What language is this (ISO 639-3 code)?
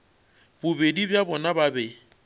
nso